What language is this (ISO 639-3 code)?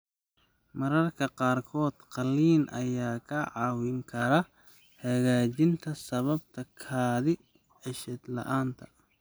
som